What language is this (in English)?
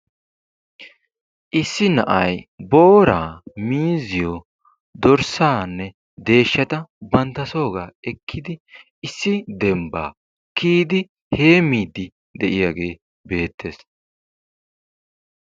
Wolaytta